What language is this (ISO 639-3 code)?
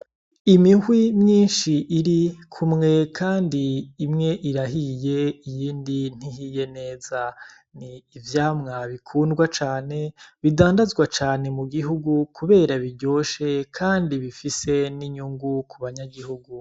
run